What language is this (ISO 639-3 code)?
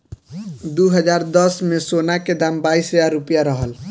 bho